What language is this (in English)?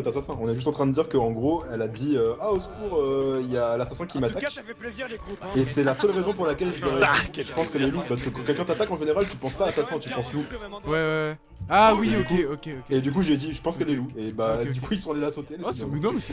French